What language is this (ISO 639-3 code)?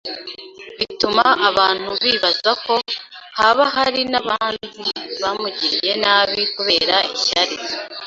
kin